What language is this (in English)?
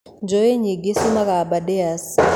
Kikuyu